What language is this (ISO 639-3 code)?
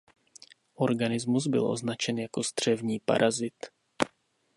ces